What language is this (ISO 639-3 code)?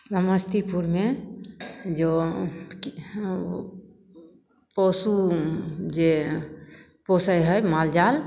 mai